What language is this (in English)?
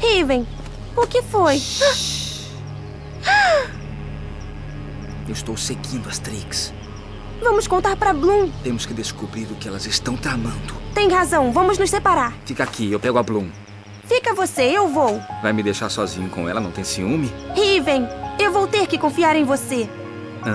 Portuguese